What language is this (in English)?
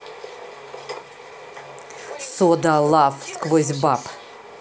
Russian